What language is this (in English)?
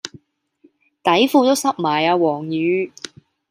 Cantonese